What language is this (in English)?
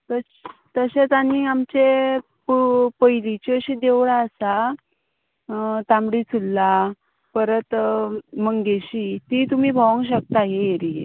Konkani